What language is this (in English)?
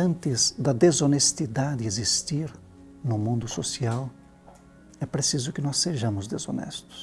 Portuguese